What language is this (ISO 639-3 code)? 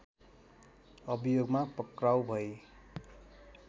nep